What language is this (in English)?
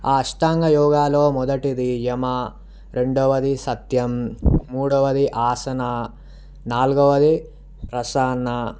Telugu